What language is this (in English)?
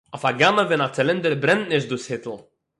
Yiddish